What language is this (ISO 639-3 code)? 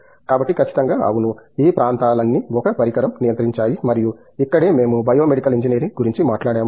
tel